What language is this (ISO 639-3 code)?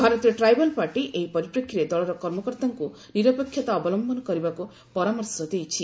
ori